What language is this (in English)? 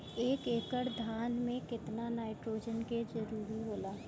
Bhojpuri